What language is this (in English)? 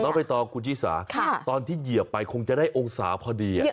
Thai